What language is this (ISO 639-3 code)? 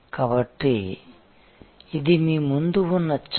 tel